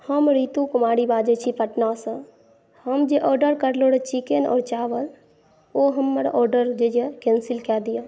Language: Maithili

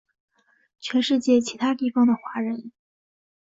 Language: Chinese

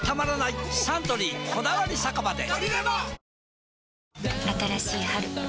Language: Japanese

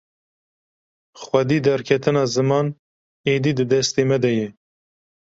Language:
Kurdish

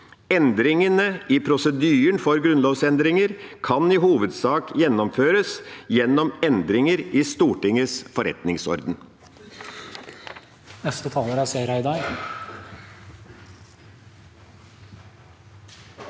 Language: Norwegian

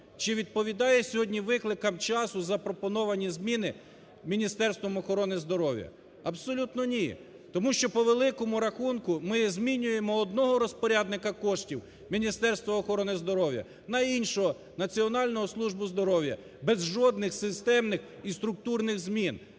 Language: Ukrainian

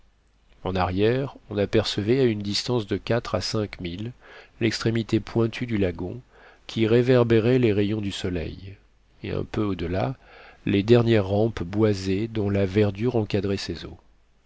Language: French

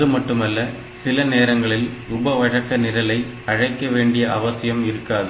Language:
Tamil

